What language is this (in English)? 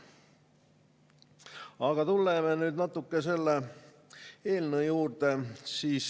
Estonian